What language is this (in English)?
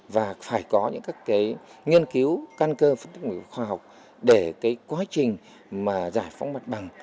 Vietnamese